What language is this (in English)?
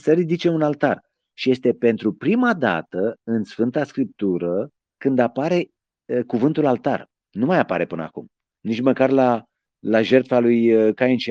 Romanian